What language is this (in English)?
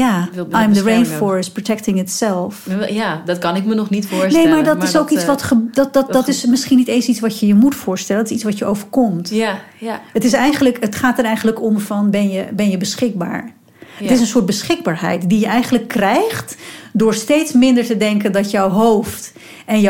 Dutch